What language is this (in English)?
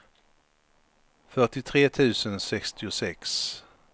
Swedish